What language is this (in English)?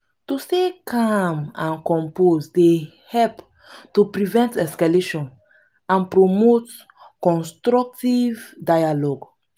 Nigerian Pidgin